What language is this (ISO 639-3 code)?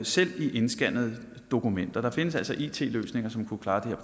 dan